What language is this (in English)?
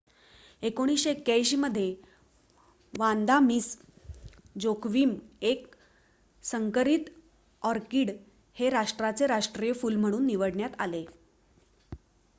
Marathi